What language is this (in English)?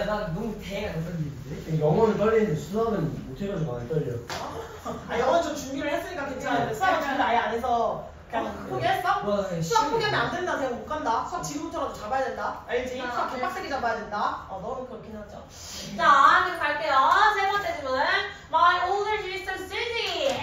Korean